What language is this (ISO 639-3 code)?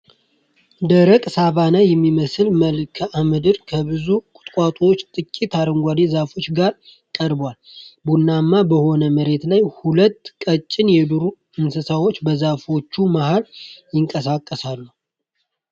amh